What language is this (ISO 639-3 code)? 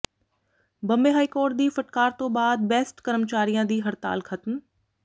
pan